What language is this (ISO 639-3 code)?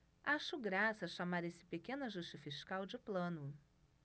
por